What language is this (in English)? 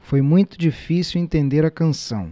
Portuguese